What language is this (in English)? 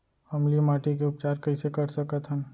Chhattisgarhi